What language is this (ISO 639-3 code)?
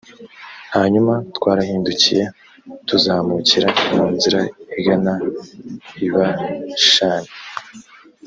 kin